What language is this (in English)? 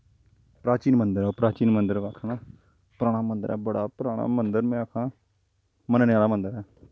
Dogri